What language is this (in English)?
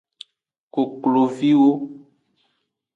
Aja (Benin)